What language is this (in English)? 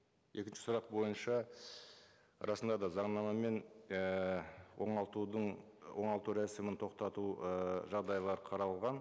Kazakh